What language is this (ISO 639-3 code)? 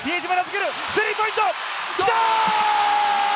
jpn